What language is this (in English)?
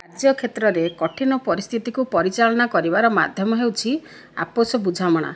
Odia